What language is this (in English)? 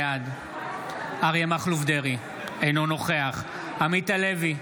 Hebrew